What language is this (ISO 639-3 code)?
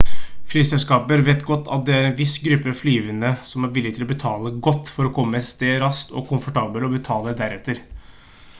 nob